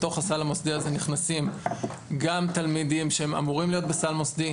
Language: Hebrew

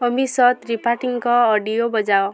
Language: Odia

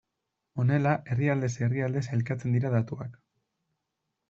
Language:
Basque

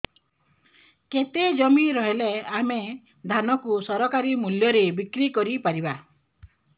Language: Odia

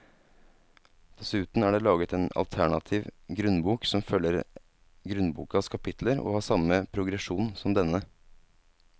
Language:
Norwegian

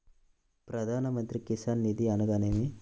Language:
Telugu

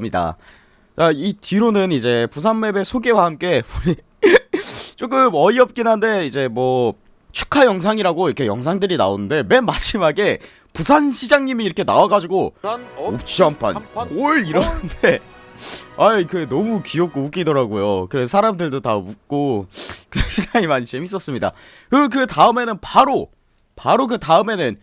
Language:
Korean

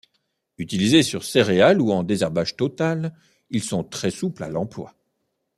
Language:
French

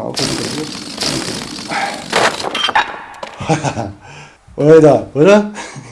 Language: German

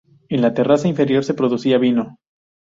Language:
Spanish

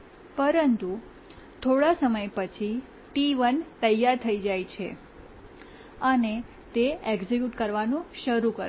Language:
Gujarati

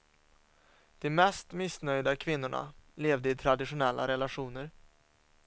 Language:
Swedish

